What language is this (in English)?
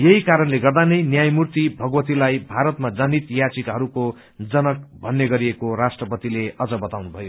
Nepali